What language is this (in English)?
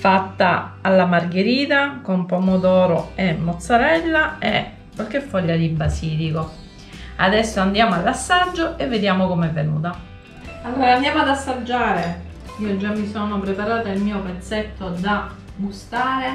Italian